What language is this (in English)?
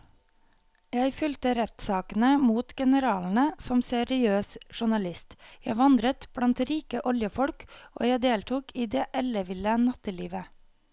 Norwegian